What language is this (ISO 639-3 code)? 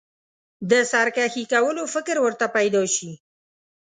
pus